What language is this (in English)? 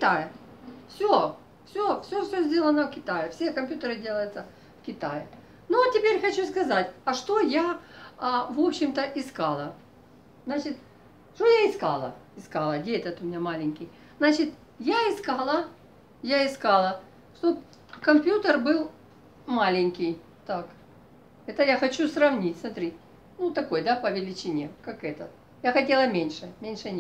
Russian